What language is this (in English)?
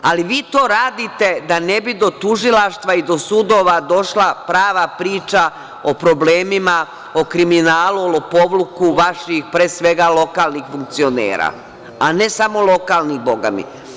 Serbian